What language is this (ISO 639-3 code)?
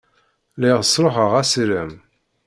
kab